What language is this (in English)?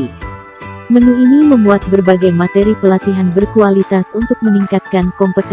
Indonesian